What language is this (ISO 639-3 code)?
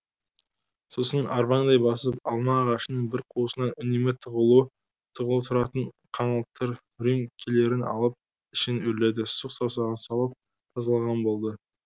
kaz